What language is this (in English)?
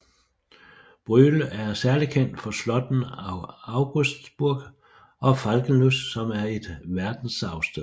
Danish